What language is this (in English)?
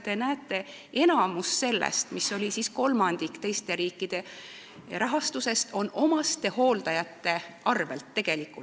Estonian